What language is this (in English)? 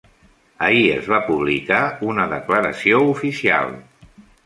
Catalan